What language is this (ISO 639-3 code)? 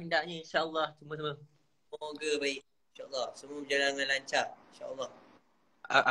msa